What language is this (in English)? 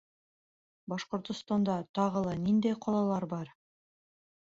Bashkir